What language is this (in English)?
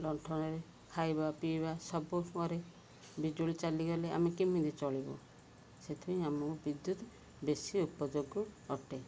Odia